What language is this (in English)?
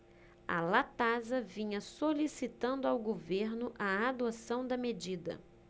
Portuguese